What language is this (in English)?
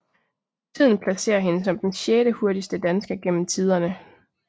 Danish